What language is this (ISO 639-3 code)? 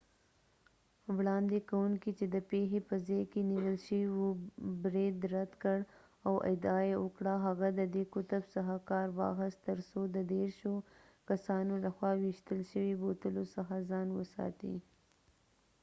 pus